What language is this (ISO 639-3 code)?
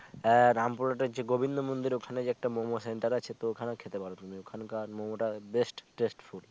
ben